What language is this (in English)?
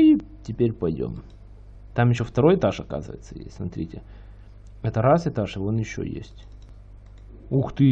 Russian